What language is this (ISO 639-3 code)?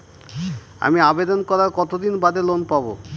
ben